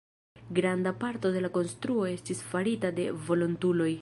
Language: Esperanto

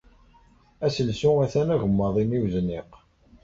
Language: Kabyle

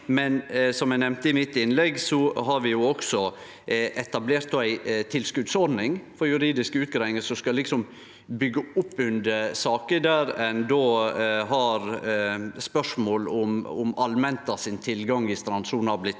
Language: Norwegian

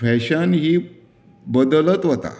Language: Konkani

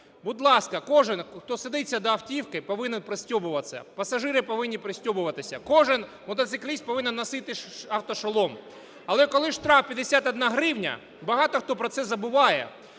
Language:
Ukrainian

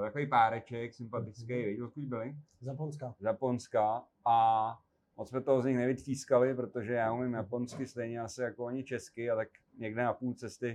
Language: Czech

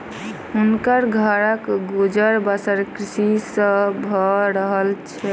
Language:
Maithili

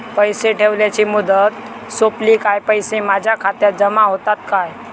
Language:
Marathi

